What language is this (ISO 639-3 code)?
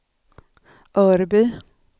swe